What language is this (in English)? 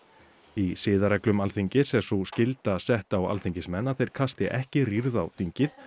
Icelandic